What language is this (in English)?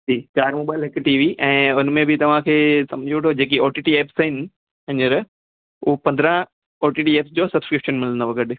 Sindhi